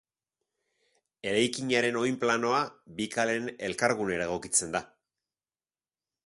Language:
Basque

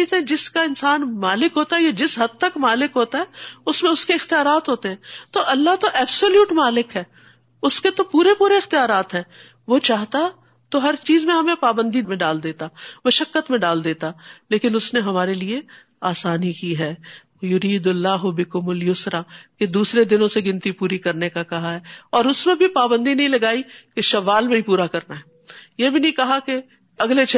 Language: Urdu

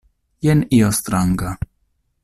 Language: Esperanto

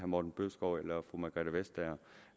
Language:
Danish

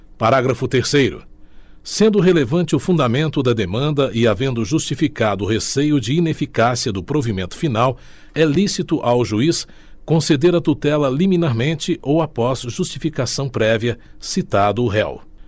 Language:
Portuguese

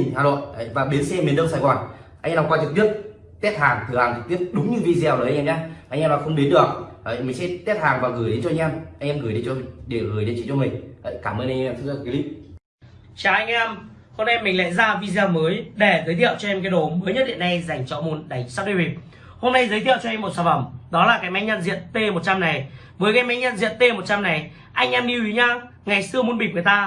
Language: Vietnamese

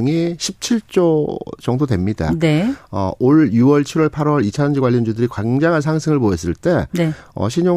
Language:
Korean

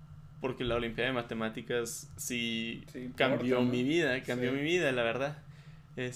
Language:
Spanish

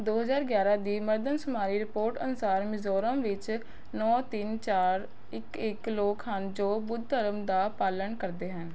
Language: Punjabi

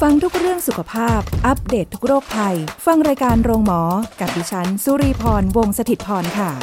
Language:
Thai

